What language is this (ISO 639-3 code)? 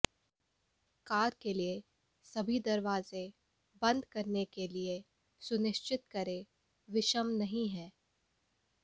hin